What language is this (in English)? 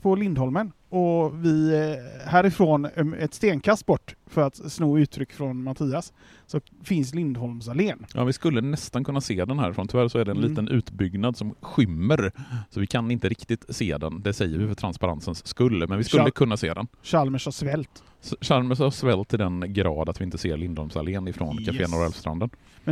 Swedish